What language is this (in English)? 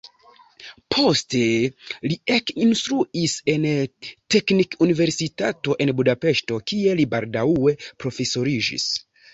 Esperanto